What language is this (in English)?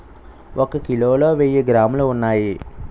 Telugu